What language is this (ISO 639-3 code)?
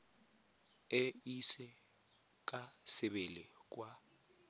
tsn